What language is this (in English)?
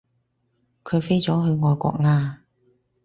Cantonese